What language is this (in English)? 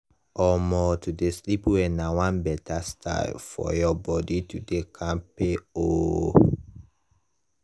Nigerian Pidgin